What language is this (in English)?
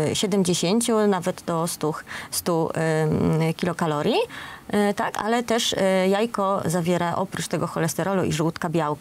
Polish